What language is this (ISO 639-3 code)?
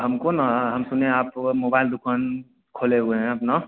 hin